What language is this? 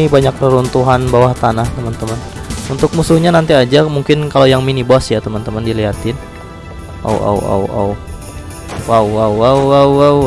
Indonesian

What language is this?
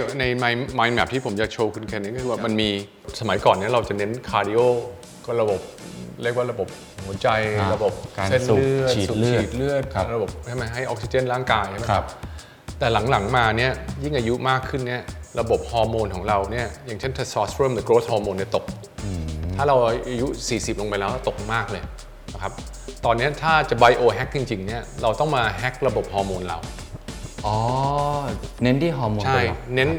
Thai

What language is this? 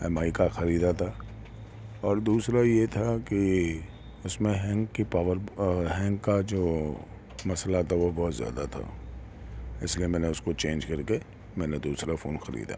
Urdu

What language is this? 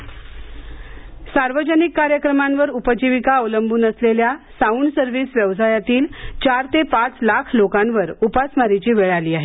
Marathi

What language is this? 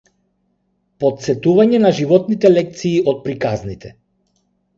Macedonian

